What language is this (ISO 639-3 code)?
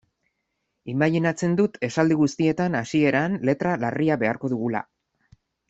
eus